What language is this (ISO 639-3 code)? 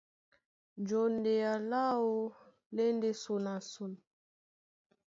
dua